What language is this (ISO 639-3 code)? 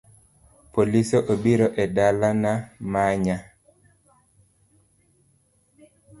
luo